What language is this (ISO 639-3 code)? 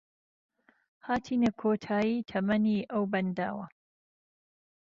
ckb